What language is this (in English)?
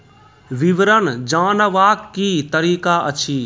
Maithili